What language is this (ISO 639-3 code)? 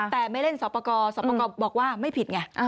tha